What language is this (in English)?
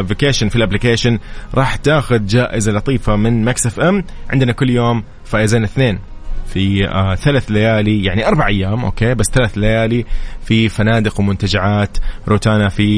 Arabic